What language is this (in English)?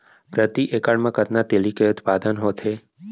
Chhattisgarhi